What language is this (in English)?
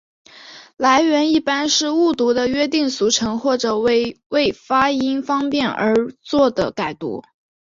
Chinese